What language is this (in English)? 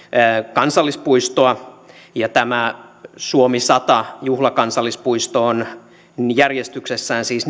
Finnish